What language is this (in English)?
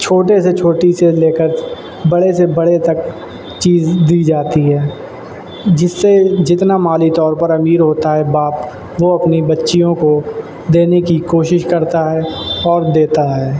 Urdu